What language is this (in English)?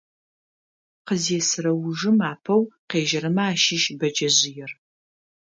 Adyghe